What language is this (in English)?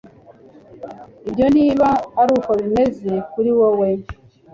Kinyarwanda